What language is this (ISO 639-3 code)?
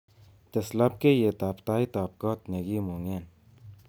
kln